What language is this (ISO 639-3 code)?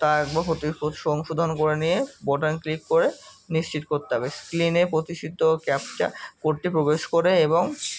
ben